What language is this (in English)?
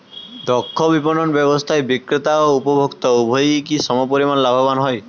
Bangla